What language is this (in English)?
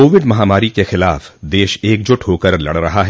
Hindi